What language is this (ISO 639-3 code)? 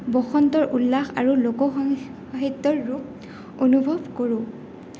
asm